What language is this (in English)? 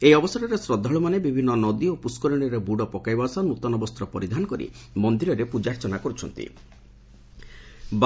Odia